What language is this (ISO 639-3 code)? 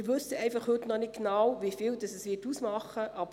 gsw